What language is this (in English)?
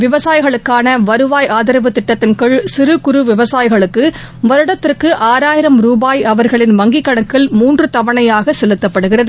Tamil